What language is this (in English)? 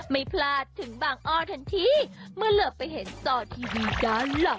Thai